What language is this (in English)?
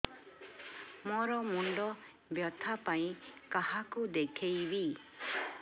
Odia